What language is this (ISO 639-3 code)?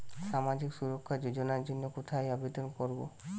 ben